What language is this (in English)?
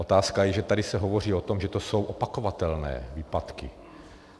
Czech